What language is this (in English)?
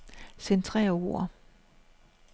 Danish